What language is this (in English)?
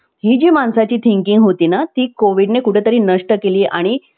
Marathi